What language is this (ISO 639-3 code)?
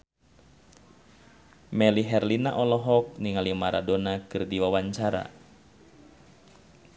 sun